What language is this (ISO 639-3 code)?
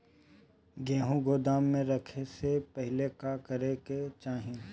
bho